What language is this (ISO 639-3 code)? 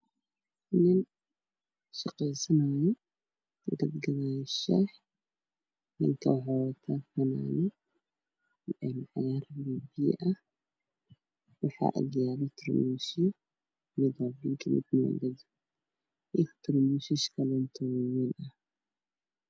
som